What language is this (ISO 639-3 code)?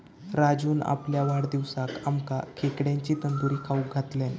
mar